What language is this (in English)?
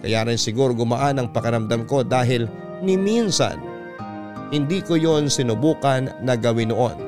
Filipino